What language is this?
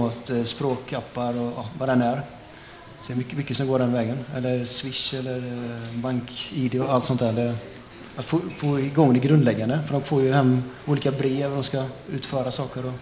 Swedish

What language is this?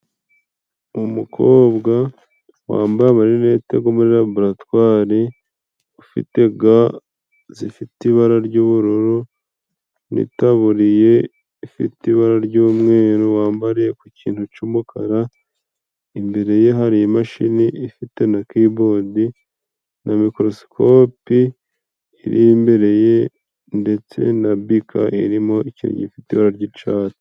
Kinyarwanda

